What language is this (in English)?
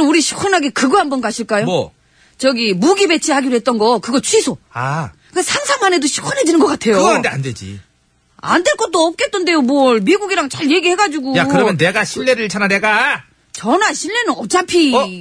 Korean